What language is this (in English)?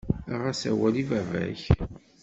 Kabyle